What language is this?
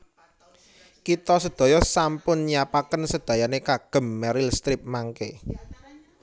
Javanese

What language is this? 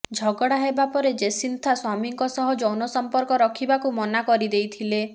Odia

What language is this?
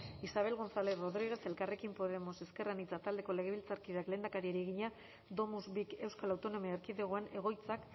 Basque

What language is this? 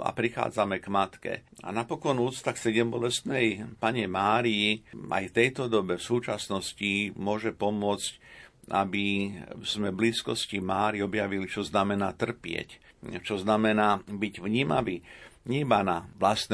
Slovak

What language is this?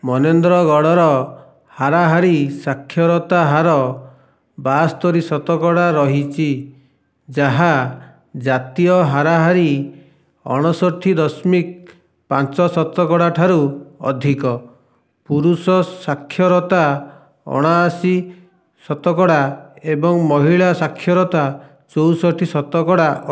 Odia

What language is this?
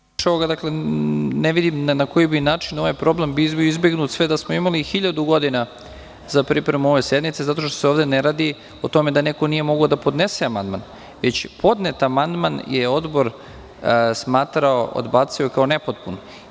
Serbian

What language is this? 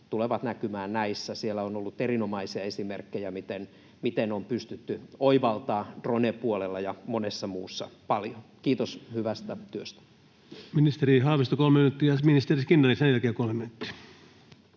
Finnish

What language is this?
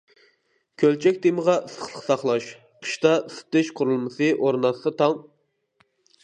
Uyghur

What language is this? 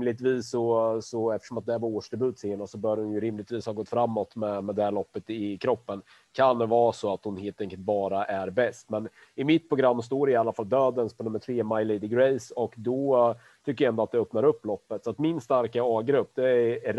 Swedish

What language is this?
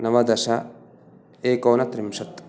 Sanskrit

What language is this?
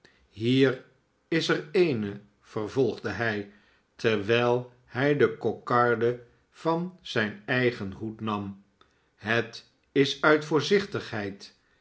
Dutch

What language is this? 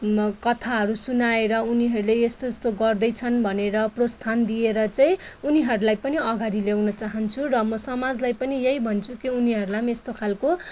Nepali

